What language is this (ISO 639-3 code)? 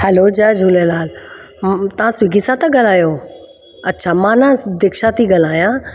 snd